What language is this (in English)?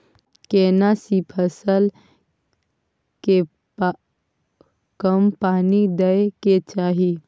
Maithili